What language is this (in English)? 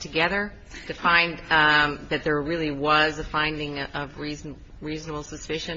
English